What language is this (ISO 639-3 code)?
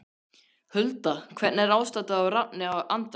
isl